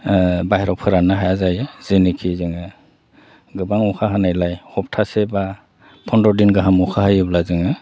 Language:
Bodo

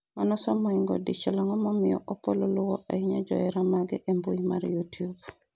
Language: Luo (Kenya and Tanzania)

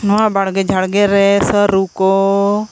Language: Santali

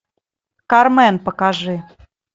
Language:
Russian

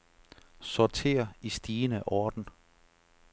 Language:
Danish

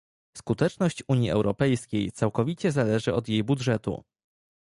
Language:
Polish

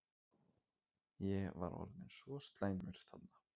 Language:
Icelandic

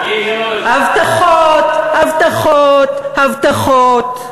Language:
Hebrew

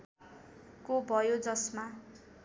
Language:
Nepali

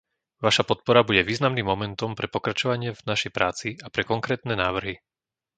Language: Slovak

